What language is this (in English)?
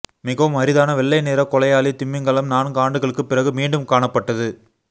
Tamil